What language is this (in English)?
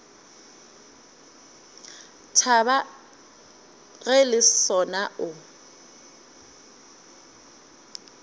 Northern Sotho